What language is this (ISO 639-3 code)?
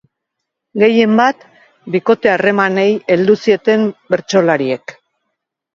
eus